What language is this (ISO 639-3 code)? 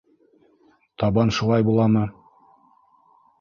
bak